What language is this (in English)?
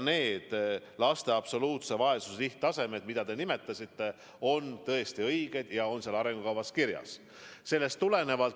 Estonian